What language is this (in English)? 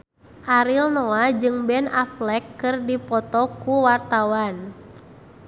Sundanese